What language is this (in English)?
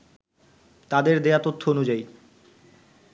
Bangla